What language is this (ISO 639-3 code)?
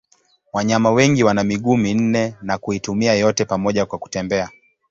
swa